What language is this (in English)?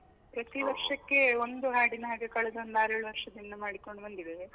Kannada